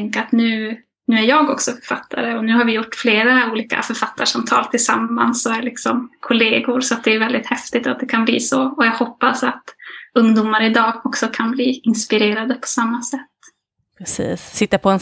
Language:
Swedish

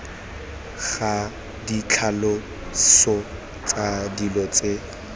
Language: Tswana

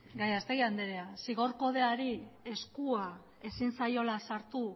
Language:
Basque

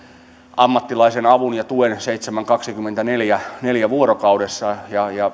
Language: Finnish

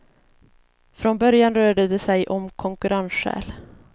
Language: Swedish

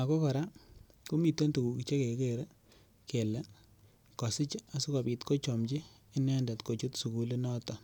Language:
Kalenjin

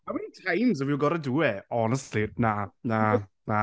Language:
Welsh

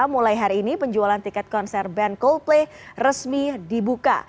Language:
Indonesian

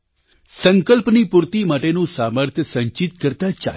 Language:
Gujarati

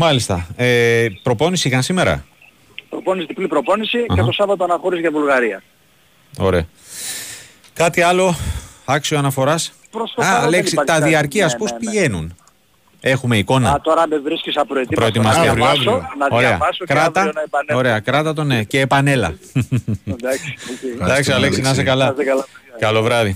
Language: Greek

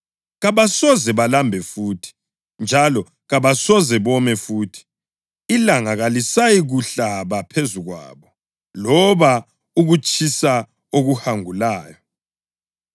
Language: North Ndebele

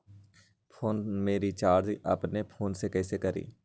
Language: Magahi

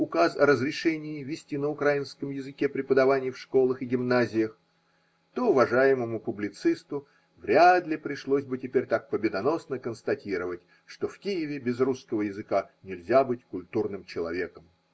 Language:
Russian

